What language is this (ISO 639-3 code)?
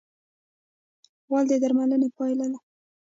pus